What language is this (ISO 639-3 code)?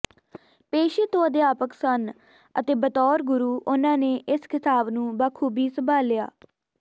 pan